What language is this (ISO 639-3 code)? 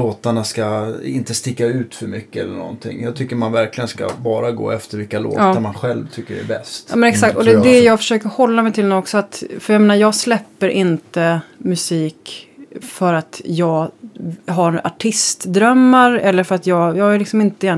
swe